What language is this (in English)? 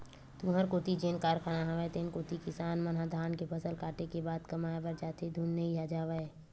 Chhattisgarhi